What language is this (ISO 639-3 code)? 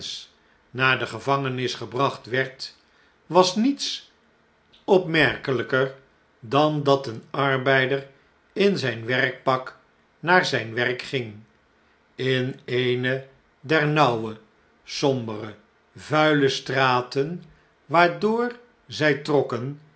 nld